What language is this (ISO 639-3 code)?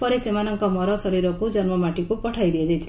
ori